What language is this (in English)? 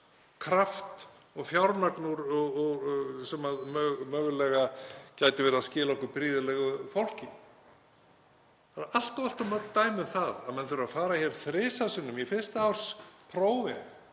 Icelandic